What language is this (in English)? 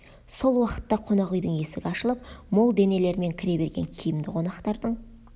Kazakh